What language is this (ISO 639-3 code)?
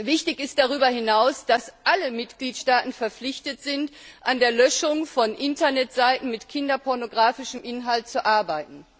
deu